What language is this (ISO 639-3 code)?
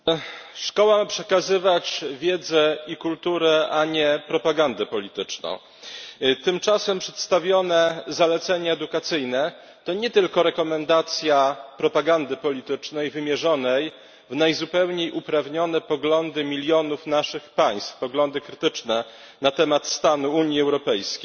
pol